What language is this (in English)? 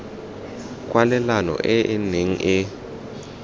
Tswana